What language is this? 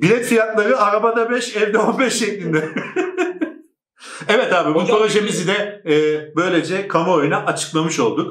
Turkish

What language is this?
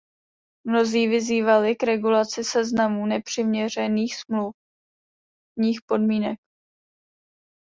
Czech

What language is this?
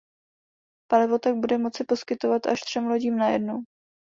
Czech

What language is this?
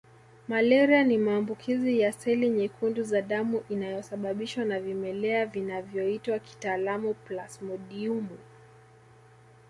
Swahili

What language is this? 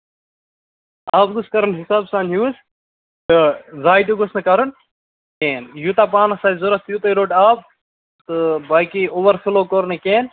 Kashmiri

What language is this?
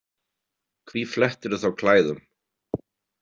Icelandic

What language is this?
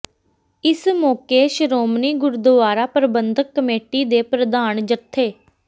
Punjabi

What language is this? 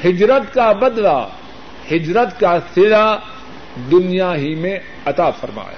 Urdu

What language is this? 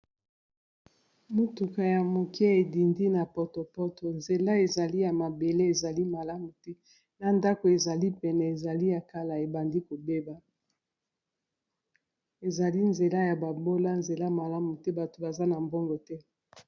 Lingala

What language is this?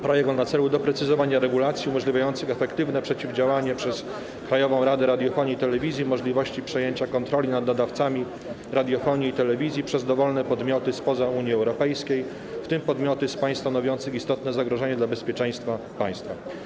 Polish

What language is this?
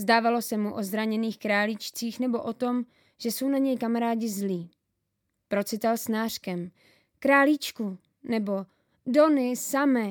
Czech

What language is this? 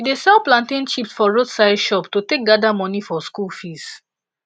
Nigerian Pidgin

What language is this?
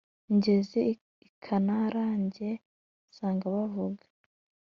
Kinyarwanda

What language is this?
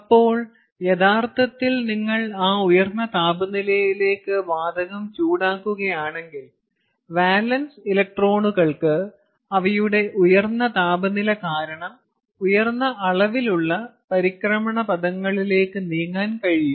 Malayalam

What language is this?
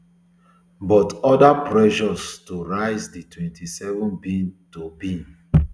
Nigerian Pidgin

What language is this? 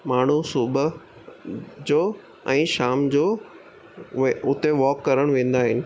Sindhi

